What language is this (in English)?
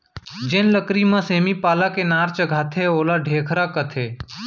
Chhattisgarhi